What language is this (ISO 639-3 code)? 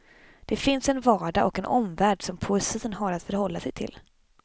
swe